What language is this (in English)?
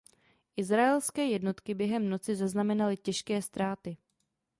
Czech